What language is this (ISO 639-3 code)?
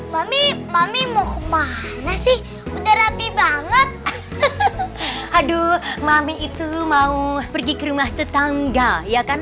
ind